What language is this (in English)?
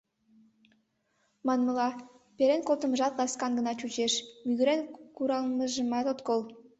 Mari